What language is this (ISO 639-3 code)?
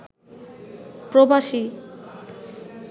ben